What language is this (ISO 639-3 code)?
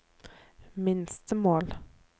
nor